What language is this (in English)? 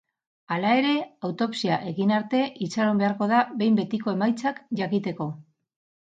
Basque